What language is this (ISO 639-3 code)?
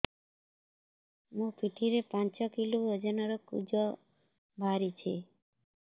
ori